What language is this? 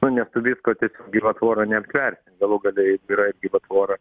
Lithuanian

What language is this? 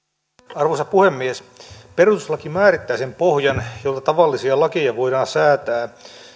Finnish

